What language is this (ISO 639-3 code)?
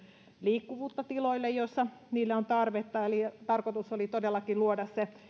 fin